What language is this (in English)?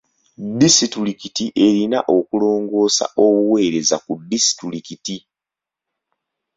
Ganda